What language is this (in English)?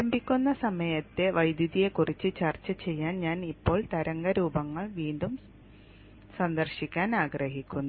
Malayalam